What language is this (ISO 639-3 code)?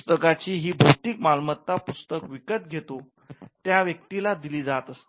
mar